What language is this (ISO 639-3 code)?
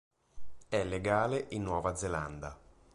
ita